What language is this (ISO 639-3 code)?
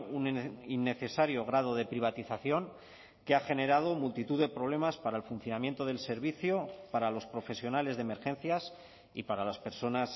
spa